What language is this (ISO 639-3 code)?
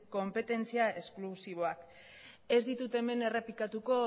eus